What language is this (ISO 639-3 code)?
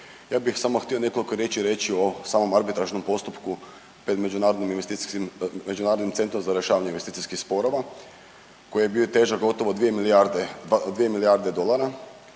hrv